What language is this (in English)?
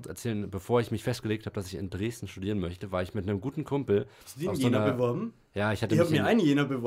German